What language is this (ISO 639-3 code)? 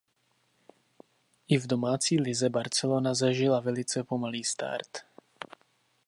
ces